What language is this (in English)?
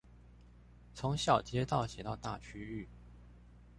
Chinese